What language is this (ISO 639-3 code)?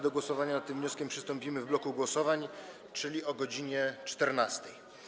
pol